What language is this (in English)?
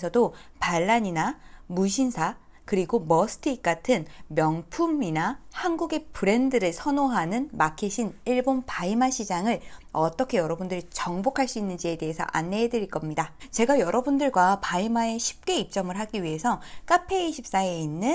Korean